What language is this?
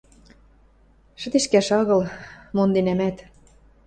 Western Mari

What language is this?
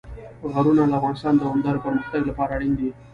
Pashto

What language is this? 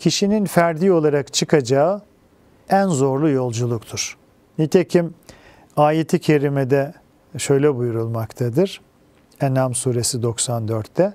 Turkish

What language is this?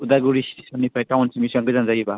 Bodo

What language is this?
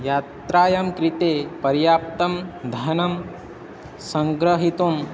Sanskrit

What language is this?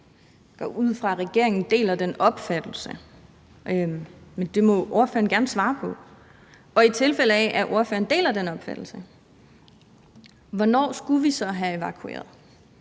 Danish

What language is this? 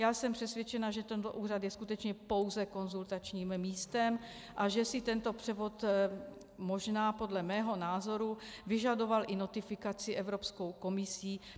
Czech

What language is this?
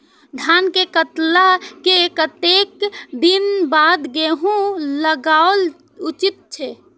Maithili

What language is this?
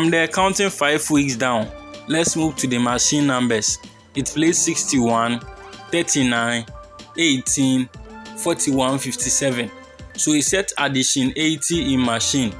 English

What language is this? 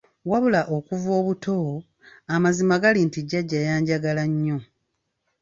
Ganda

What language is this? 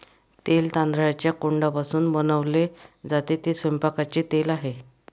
Marathi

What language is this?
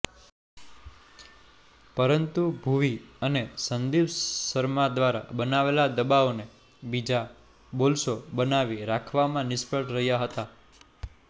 Gujarati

